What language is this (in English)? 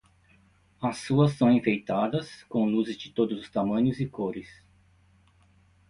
Portuguese